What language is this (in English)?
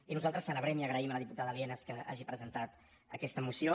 Catalan